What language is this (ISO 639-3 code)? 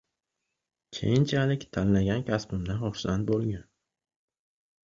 uzb